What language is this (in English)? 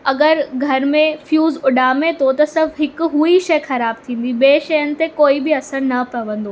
Sindhi